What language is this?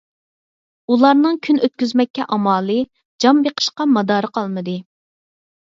Uyghur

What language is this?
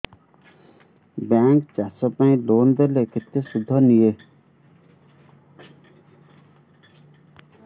Odia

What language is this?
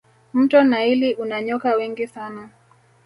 Swahili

